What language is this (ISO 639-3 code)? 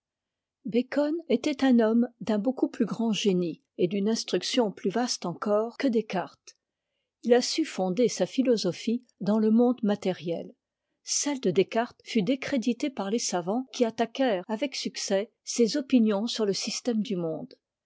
fra